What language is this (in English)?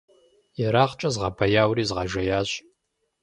Kabardian